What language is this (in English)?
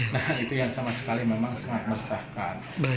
Indonesian